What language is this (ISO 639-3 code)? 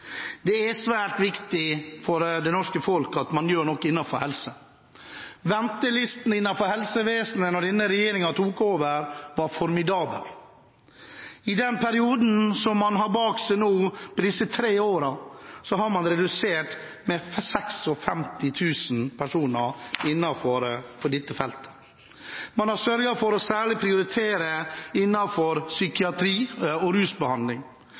nob